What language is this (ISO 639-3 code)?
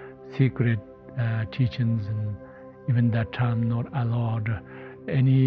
eng